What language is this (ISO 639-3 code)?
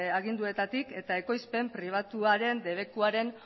eus